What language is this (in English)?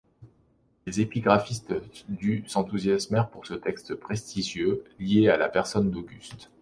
French